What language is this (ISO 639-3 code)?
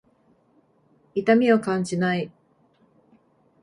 jpn